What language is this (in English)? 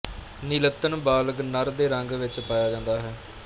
Punjabi